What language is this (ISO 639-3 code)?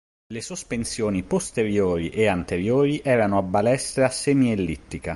ita